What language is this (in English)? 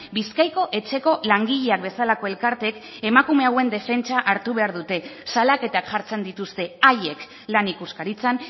Basque